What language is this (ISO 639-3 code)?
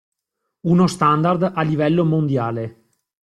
ita